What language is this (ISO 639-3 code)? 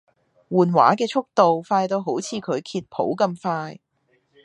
yue